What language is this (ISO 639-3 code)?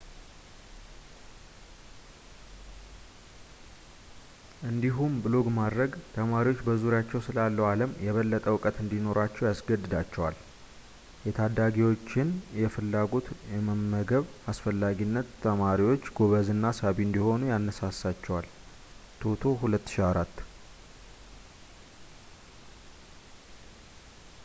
amh